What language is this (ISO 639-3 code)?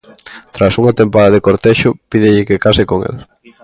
glg